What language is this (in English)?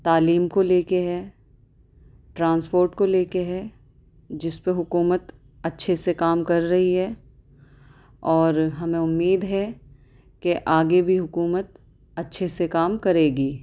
Urdu